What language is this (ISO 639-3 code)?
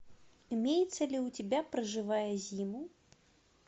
rus